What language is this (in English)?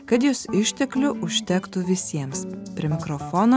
Lithuanian